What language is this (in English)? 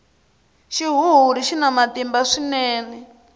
Tsonga